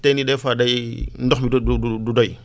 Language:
Wolof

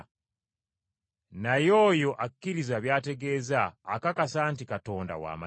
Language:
Ganda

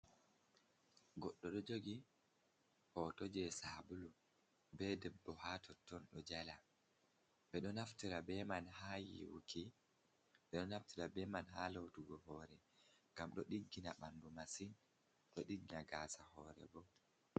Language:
Fula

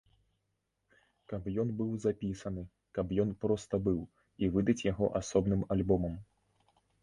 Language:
Belarusian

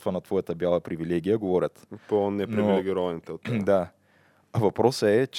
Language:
Bulgarian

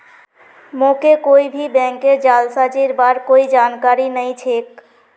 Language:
Magahi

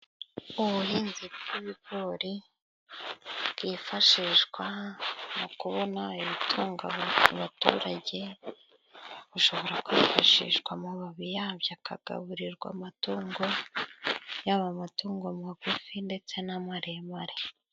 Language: Kinyarwanda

